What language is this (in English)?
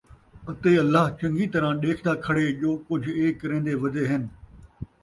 Saraiki